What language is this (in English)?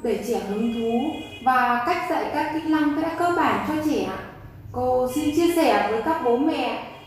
Vietnamese